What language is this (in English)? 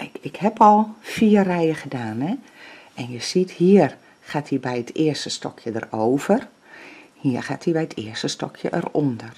Dutch